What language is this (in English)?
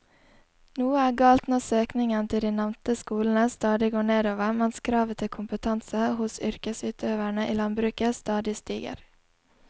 Norwegian